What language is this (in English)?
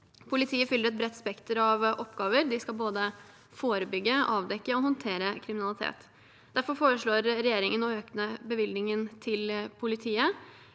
Norwegian